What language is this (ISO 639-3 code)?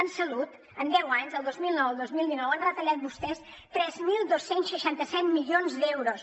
cat